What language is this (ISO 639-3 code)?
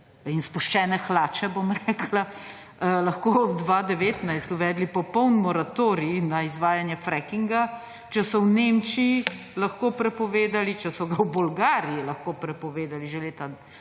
slv